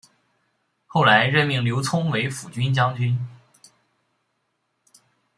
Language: Chinese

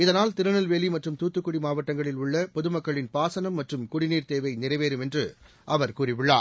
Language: Tamil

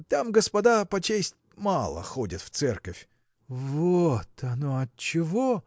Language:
Russian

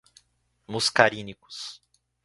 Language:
Portuguese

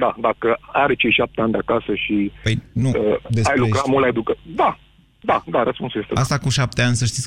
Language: Romanian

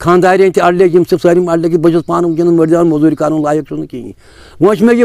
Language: Turkish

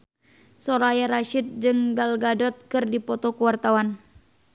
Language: Sundanese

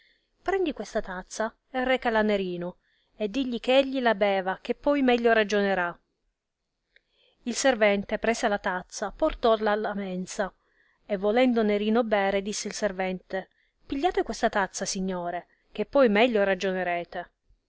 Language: Italian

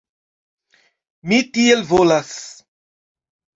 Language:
Esperanto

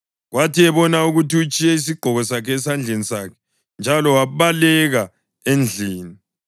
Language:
North Ndebele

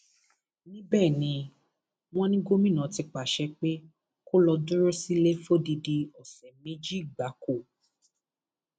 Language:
Yoruba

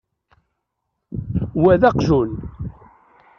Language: Kabyle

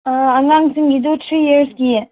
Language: Manipuri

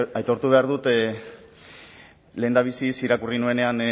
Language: Basque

